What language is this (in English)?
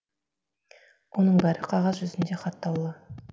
Kazakh